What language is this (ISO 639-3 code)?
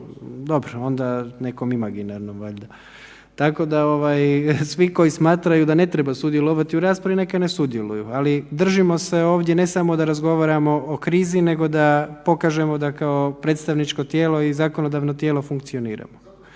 hrv